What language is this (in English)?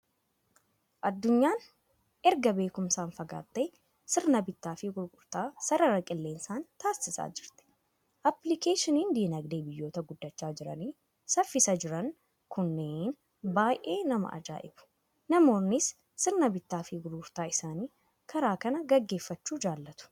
Oromo